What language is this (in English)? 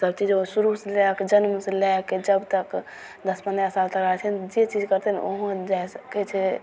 Maithili